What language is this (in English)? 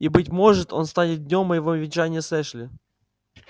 Russian